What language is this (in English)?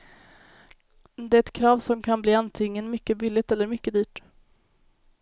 Swedish